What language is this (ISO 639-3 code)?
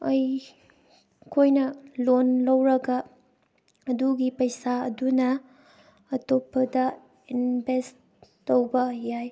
mni